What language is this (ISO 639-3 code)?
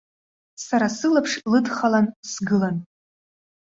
abk